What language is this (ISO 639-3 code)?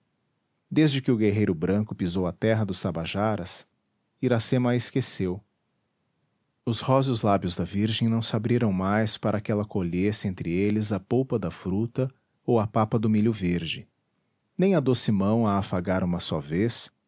por